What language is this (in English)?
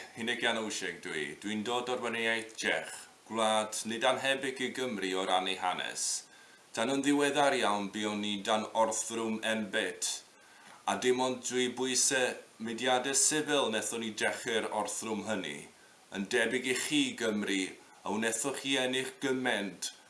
Dutch